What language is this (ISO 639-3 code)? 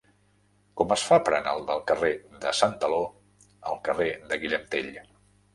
cat